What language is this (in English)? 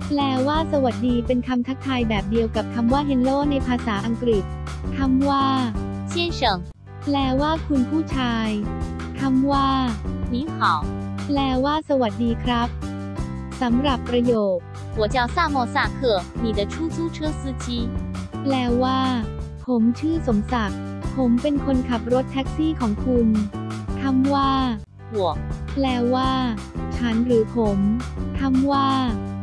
Thai